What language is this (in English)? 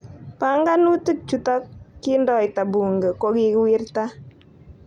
Kalenjin